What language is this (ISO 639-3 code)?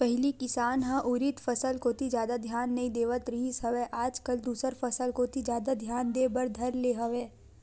hne